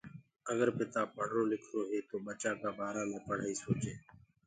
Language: Gurgula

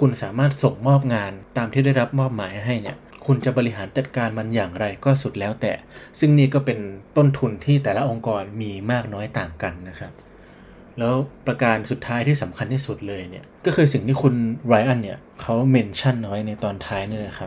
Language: Thai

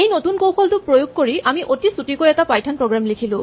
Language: Assamese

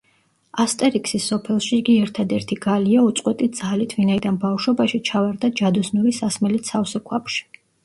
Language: Georgian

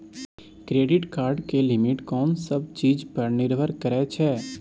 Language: Maithili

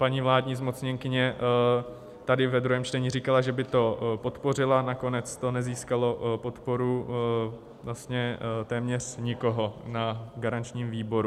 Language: Czech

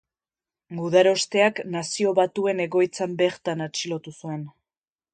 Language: Basque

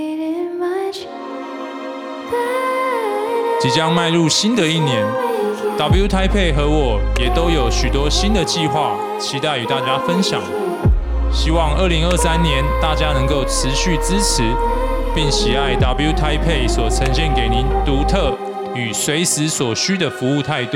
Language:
Chinese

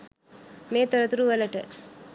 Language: Sinhala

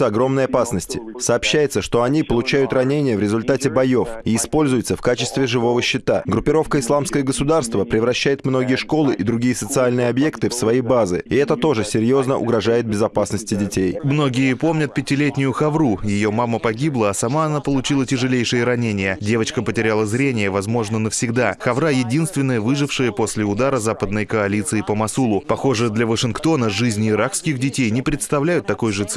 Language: Russian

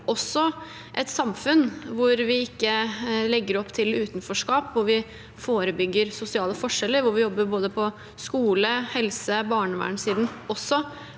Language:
Norwegian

